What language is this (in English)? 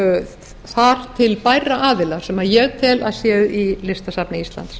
Icelandic